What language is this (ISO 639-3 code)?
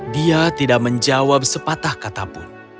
ind